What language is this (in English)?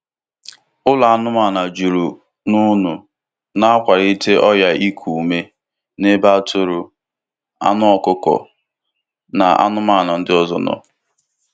Igbo